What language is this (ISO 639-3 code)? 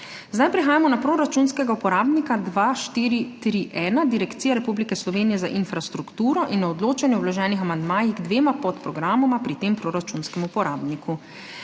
slv